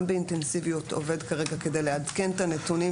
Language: Hebrew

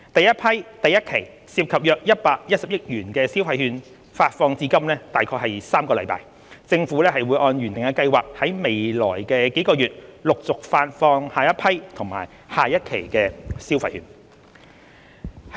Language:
Cantonese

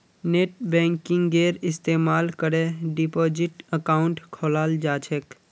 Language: Magahi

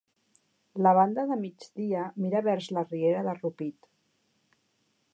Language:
Catalan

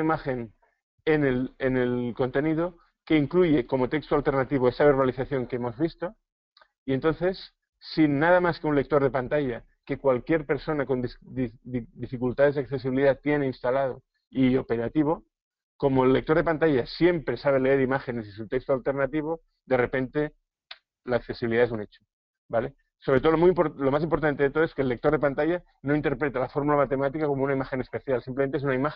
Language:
Spanish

